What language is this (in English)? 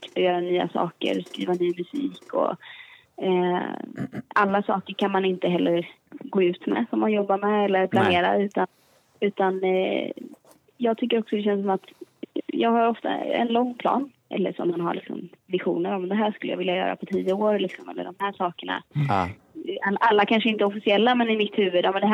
Swedish